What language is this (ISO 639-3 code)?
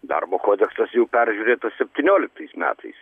lit